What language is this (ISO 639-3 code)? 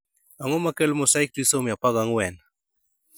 luo